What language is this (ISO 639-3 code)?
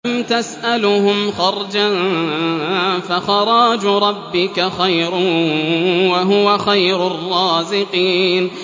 ara